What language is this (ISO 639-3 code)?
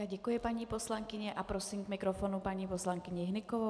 ces